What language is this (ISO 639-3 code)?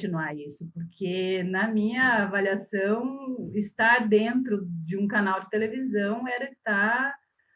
por